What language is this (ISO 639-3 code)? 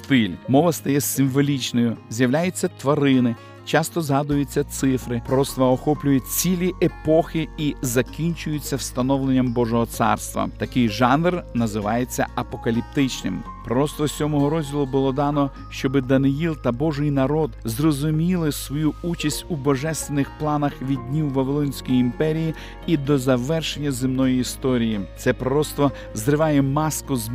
ukr